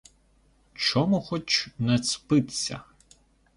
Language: Ukrainian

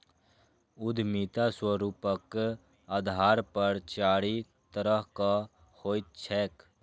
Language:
Maithili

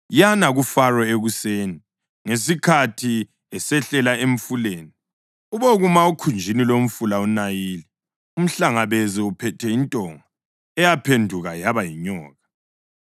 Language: North Ndebele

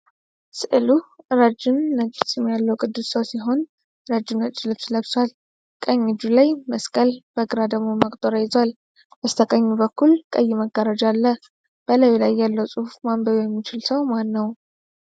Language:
Amharic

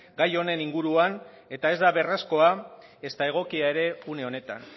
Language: Basque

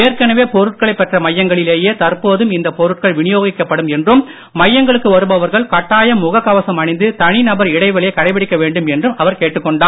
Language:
Tamil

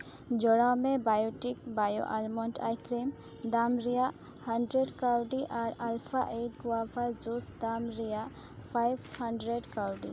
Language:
Santali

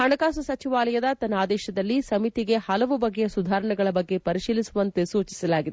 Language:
Kannada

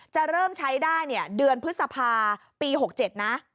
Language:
Thai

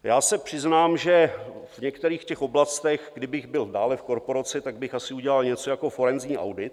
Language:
Czech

